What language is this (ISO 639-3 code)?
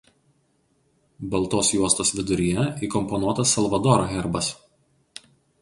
lit